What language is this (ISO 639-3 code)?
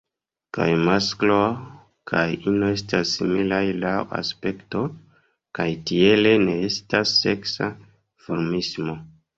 epo